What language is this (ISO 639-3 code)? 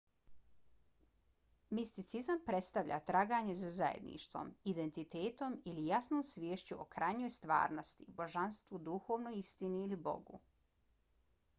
bos